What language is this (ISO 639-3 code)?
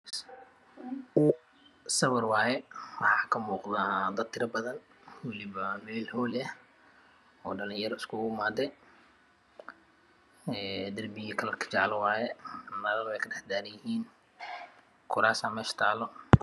som